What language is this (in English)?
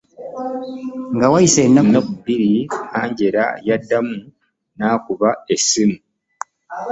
Ganda